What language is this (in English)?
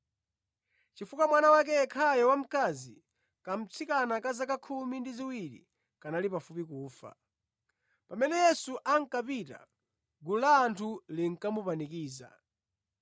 Nyanja